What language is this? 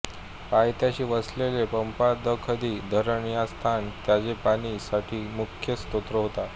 Marathi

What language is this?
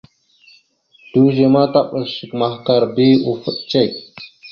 Mada (Cameroon)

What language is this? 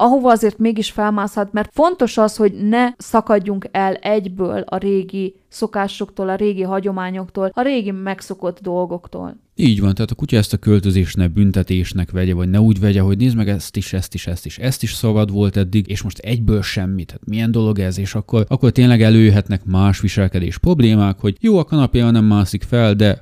Hungarian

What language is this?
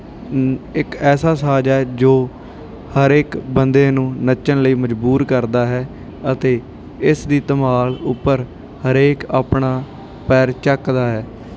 Punjabi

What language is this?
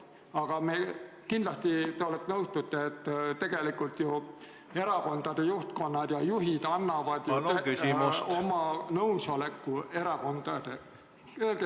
Estonian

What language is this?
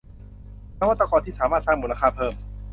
Thai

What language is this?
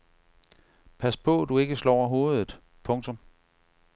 Danish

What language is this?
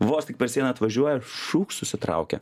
Lithuanian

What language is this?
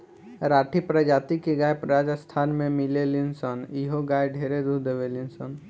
Bhojpuri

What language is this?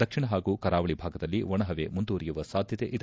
Kannada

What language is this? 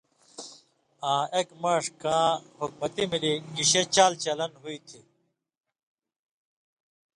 Indus Kohistani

